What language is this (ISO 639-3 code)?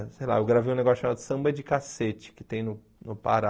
por